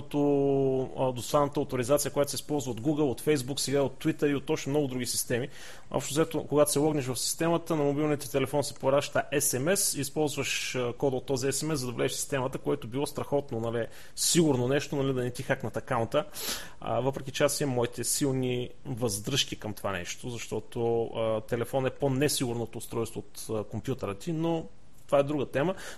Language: Bulgarian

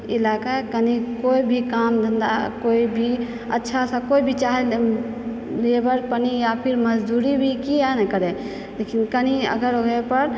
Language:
Maithili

